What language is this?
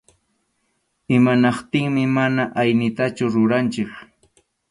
Arequipa-La Unión Quechua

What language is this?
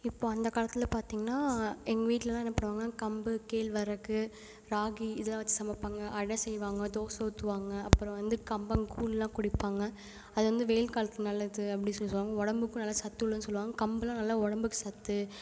Tamil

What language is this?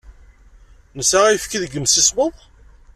Kabyle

